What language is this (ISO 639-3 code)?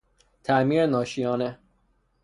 fas